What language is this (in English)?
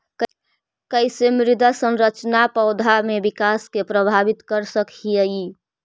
Magahi